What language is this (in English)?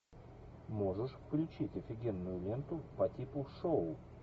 Russian